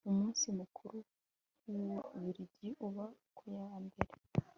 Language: Kinyarwanda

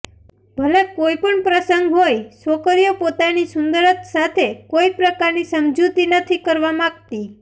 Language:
Gujarati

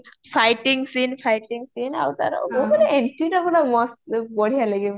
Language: Odia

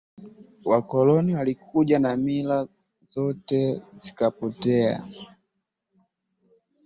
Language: Swahili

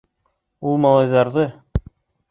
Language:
Bashkir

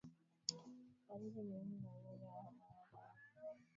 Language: Swahili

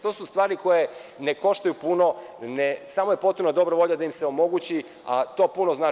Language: Serbian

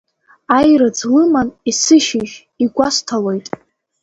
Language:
Abkhazian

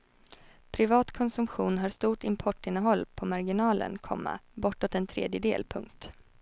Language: Swedish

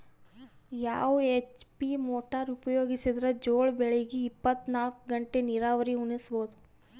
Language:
Kannada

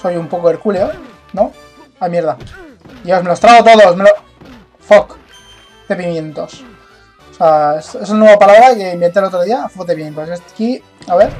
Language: Spanish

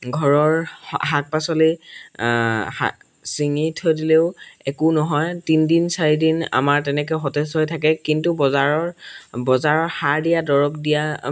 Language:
Assamese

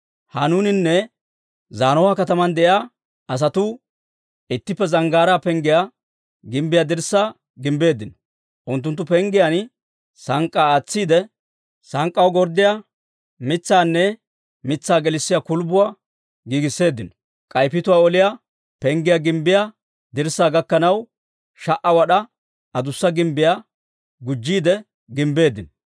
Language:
Dawro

